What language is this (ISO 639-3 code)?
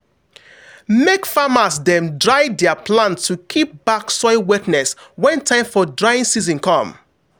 pcm